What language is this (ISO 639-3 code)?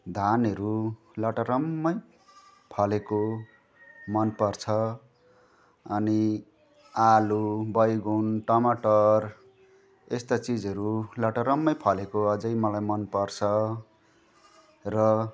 nep